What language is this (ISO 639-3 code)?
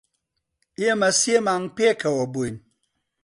ckb